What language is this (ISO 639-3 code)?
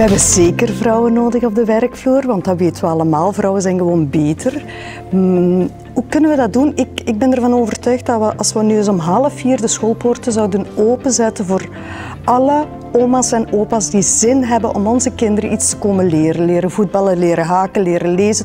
nld